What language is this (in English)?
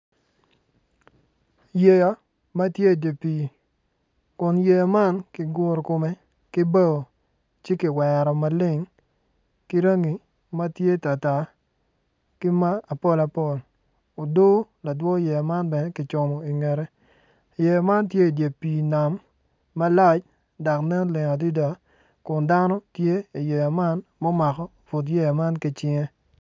Acoli